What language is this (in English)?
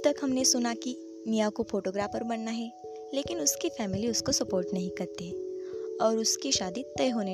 Hindi